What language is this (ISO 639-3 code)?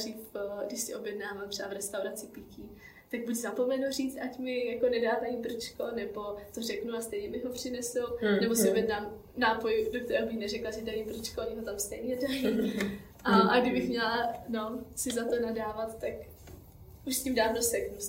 ces